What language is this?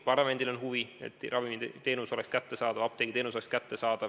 Estonian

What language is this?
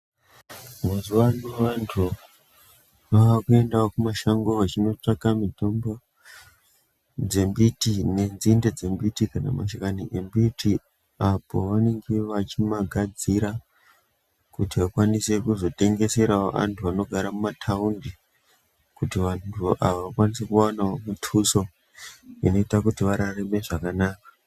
Ndau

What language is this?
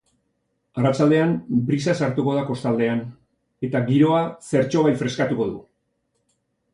Basque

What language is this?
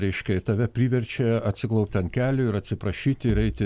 Lithuanian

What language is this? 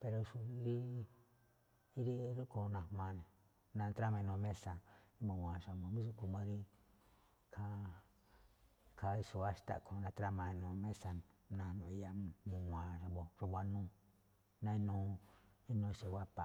Malinaltepec Me'phaa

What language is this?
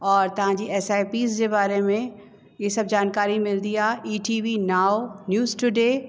Sindhi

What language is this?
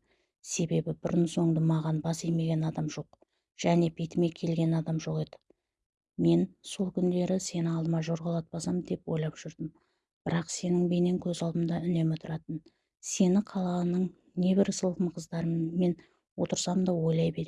Turkish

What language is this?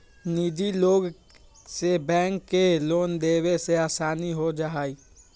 Magahi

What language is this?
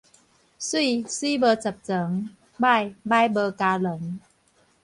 Min Nan Chinese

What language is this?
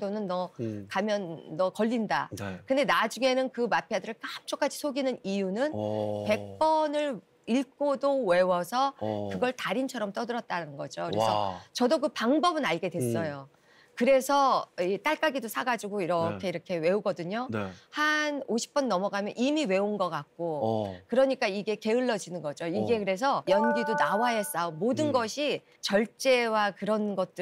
Korean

